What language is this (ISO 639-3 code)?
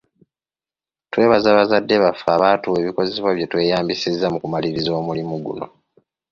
lug